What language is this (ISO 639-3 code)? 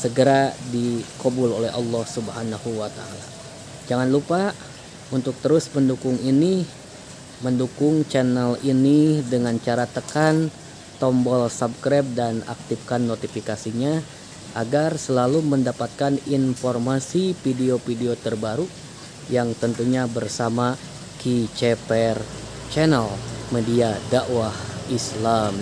ind